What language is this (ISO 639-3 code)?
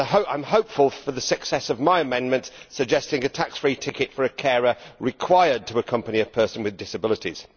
eng